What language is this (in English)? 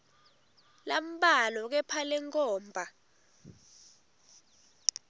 Swati